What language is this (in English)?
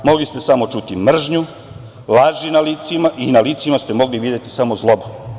Serbian